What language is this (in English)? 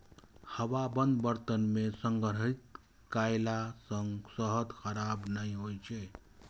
Maithili